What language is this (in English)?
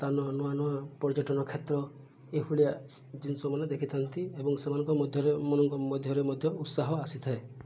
Odia